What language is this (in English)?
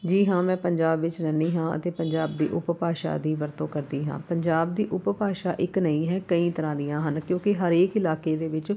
Punjabi